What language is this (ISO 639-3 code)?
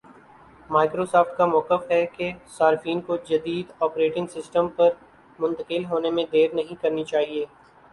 urd